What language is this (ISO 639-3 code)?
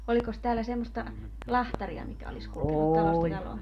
fin